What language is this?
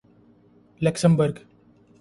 Urdu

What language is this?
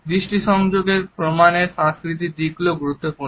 Bangla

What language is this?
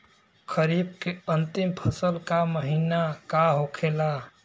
Bhojpuri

